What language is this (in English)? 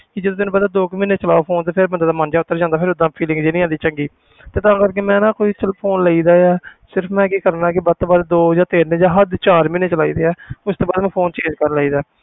Punjabi